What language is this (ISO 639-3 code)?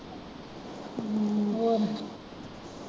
pan